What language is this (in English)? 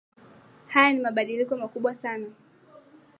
Swahili